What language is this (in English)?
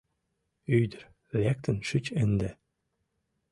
Mari